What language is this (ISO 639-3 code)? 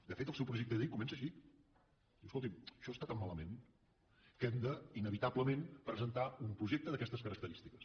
cat